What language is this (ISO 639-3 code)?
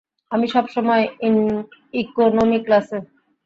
ben